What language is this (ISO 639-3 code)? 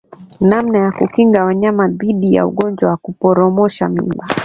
swa